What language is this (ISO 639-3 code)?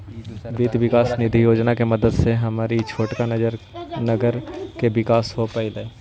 mag